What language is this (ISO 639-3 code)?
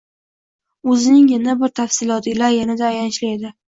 uzb